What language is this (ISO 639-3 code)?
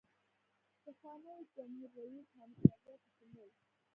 pus